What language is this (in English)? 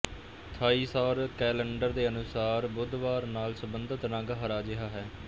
Punjabi